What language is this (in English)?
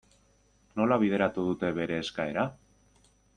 Basque